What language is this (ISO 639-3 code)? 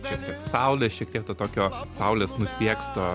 lit